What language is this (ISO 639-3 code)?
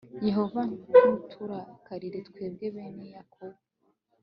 kin